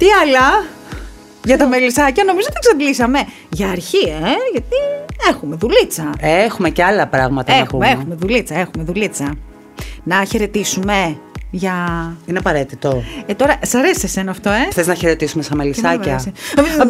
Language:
Greek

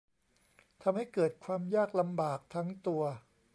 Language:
Thai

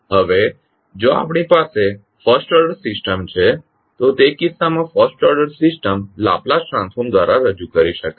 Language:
Gujarati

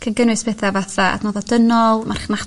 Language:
Welsh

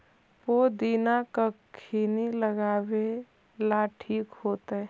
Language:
Magahi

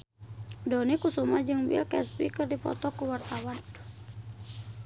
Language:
Sundanese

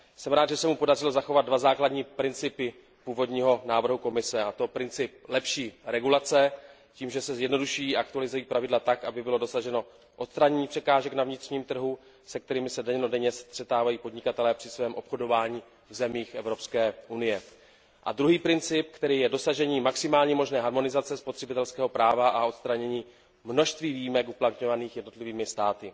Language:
Czech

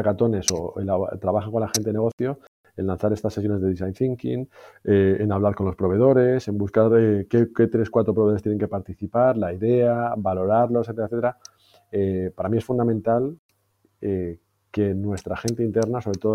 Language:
Spanish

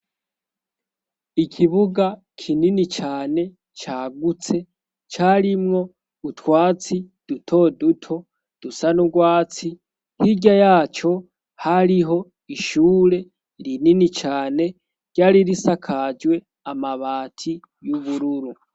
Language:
Rundi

